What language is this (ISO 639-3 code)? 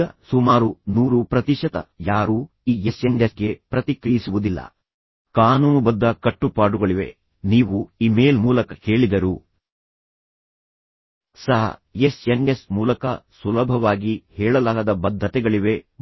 kan